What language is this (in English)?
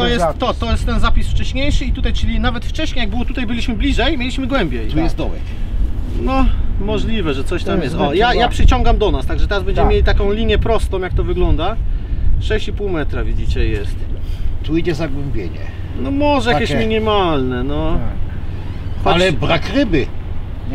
Polish